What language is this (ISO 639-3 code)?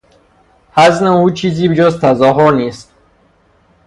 fas